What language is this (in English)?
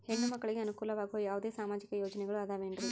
Kannada